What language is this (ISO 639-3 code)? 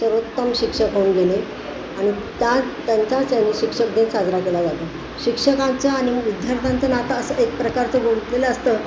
mar